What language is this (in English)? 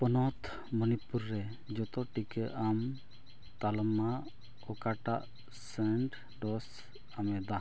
Santali